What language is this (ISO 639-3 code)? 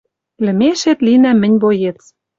mrj